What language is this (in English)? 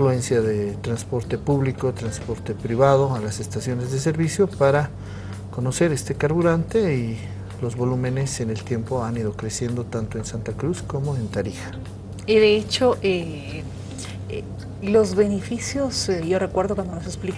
Spanish